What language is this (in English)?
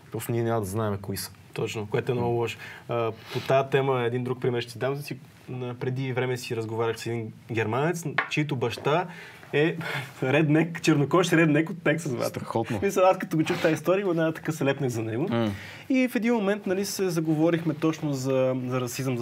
Bulgarian